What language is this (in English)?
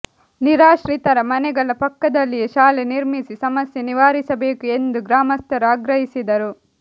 Kannada